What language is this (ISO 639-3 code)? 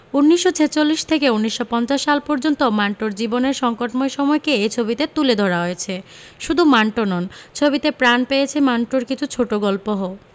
ben